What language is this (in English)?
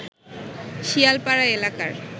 Bangla